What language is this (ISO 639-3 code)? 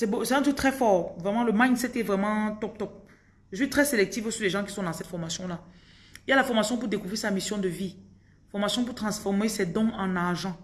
fra